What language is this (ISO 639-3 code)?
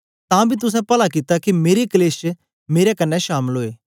doi